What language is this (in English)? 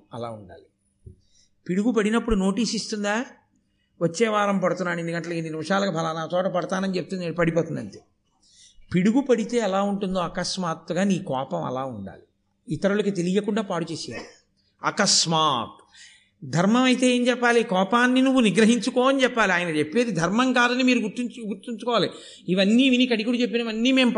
Telugu